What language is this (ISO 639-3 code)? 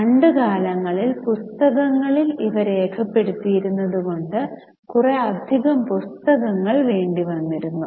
mal